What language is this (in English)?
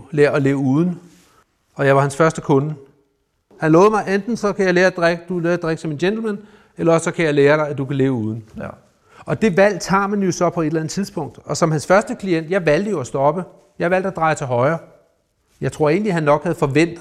Danish